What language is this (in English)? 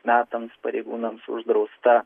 Lithuanian